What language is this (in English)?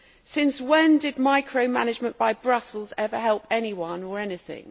English